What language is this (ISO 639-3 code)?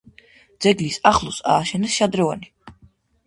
kat